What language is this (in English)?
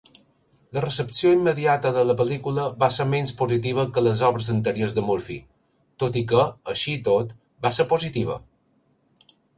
Catalan